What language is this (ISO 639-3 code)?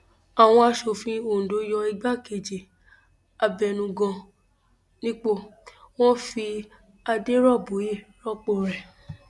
yor